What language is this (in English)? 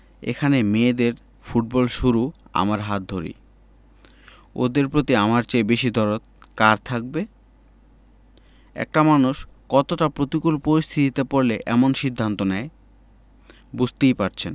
Bangla